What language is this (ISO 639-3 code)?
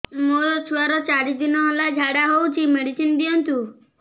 ori